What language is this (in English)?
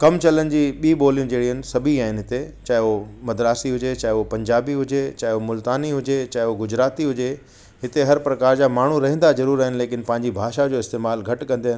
Sindhi